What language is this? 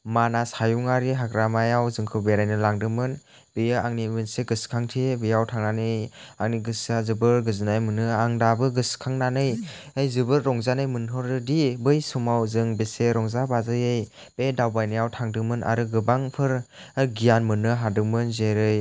Bodo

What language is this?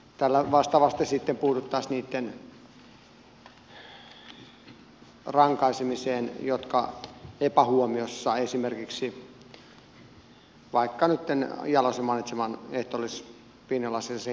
Finnish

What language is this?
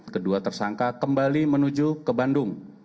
Indonesian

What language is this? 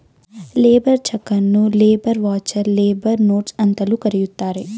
Kannada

